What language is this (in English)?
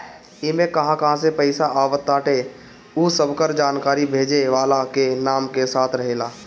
Bhojpuri